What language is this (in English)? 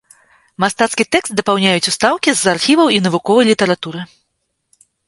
Belarusian